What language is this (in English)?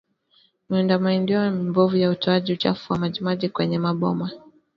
Swahili